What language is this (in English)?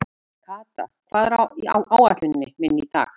Icelandic